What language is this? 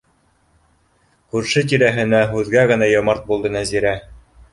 Bashkir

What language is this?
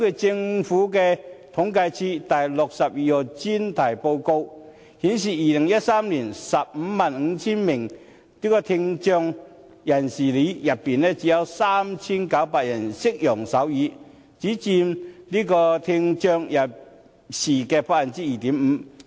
Cantonese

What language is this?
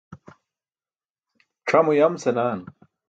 Burushaski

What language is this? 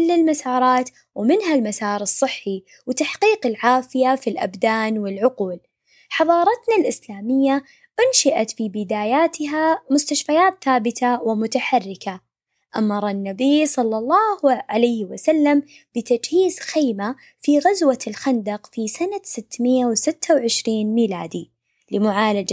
Arabic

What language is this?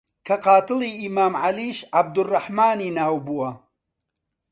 Central Kurdish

